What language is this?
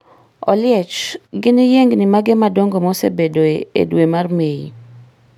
Luo (Kenya and Tanzania)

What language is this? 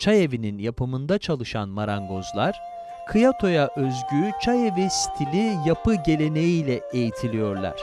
Turkish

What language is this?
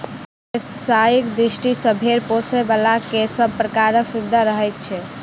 Maithili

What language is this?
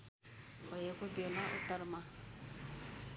Nepali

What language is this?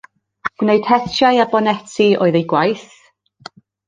Welsh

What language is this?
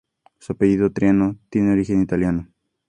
Spanish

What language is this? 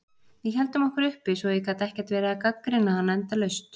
Icelandic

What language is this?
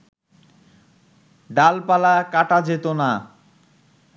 Bangla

